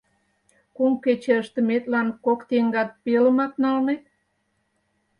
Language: Mari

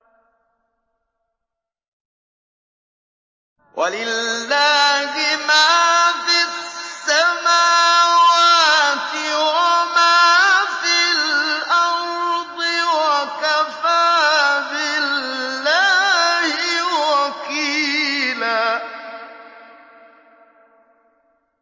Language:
Arabic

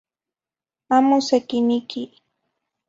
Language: Zacatlán-Ahuacatlán-Tepetzintla Nahuatl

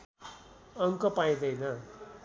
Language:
Nepali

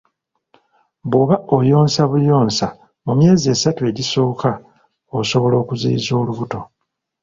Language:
Ganda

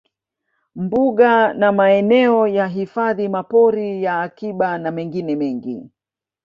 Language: Swahili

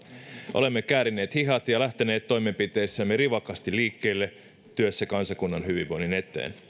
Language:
Finnish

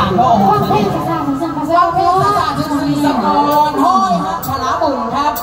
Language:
Thai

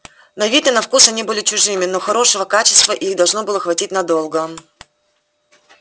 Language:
Russian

